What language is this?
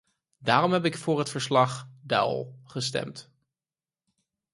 Dutch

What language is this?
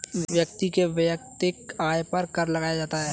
Hindi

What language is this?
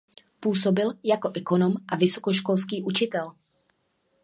Czech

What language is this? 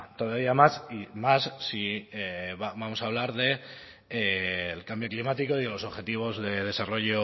Spanish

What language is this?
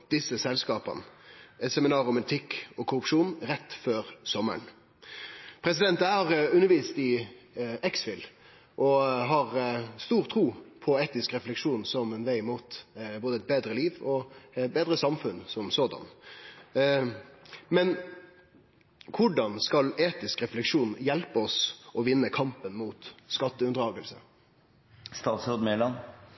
Norwegian Nynorsk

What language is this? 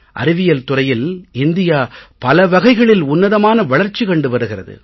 Tamil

